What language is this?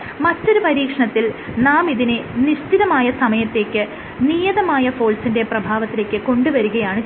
Malayalam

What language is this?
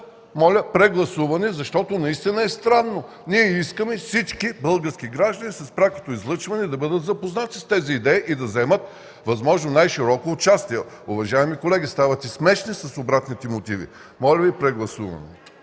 Bulgarian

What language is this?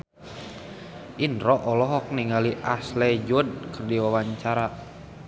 Sundanese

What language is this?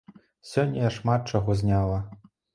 Belarusian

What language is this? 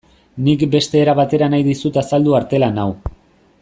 Basque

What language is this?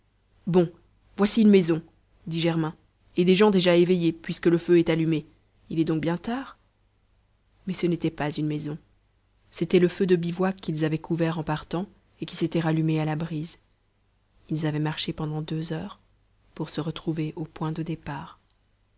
French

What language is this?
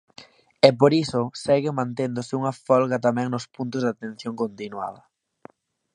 Galician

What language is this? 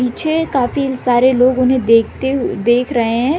Hindi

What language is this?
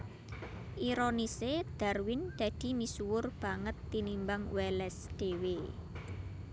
Javanese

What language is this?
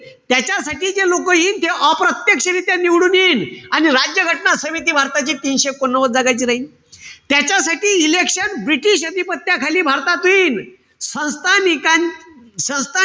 Marathi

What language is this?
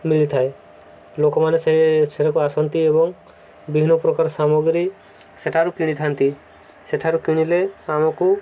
Odia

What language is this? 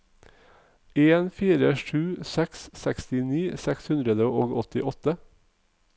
Norwegian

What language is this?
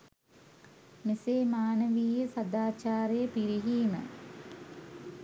Sinhala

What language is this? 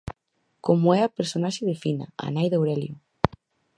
Galician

